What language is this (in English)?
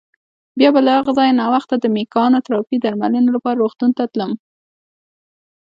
Pashto